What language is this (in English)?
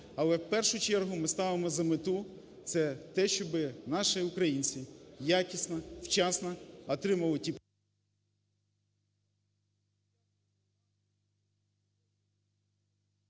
Ukrainian